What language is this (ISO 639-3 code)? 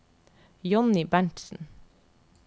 nor